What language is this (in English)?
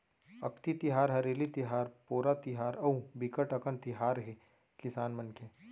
Chhattisgarhi